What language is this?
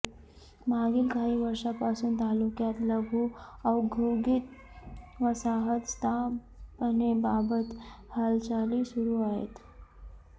Marathi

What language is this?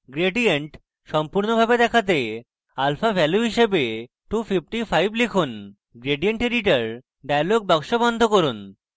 Bangla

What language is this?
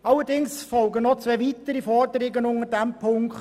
Swiss German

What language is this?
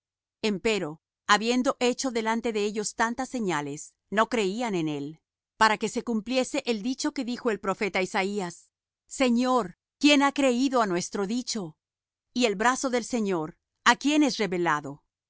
Spanish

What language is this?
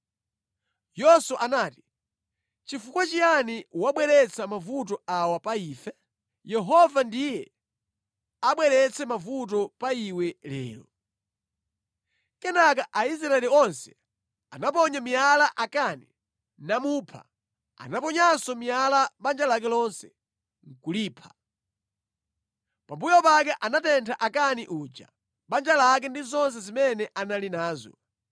Nyanja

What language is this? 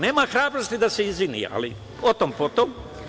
Serbian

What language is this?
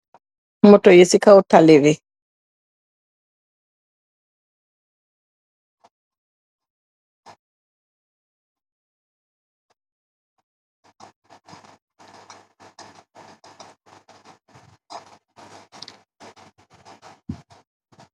Wolof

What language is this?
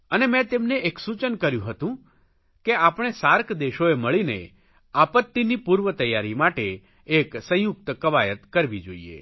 Gujarati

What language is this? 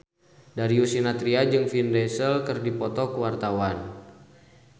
Sundanese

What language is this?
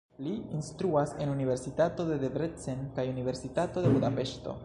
Esperanto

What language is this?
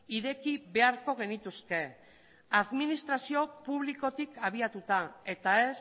Basque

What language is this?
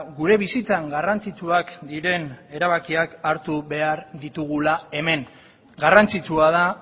Basque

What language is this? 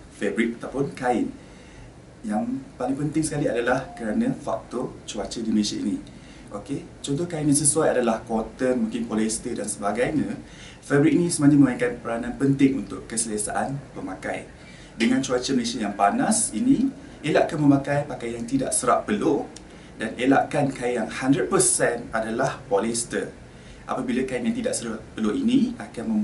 Malay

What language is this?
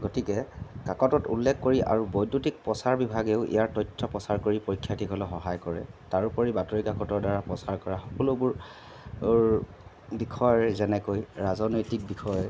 Assamese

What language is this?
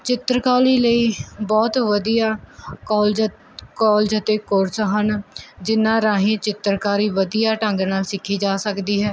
Punjabi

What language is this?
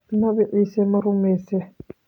Somali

